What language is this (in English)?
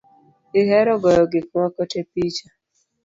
Luo (Kenya and Tanzania)